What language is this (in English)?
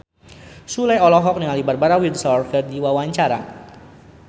Sundanese